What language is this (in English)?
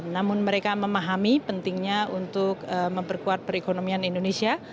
Indonesian